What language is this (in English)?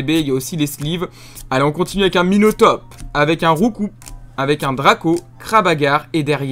French